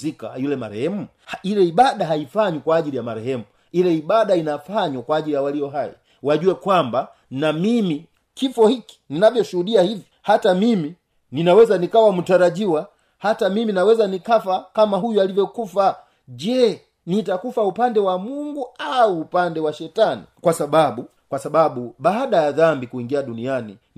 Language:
Swahili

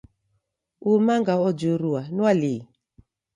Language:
Taita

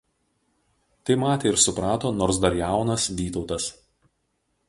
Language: Lithuanian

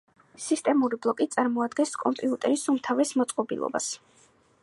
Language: Georgian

